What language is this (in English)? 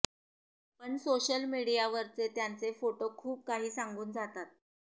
Marathi